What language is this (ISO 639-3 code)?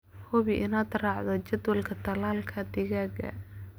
som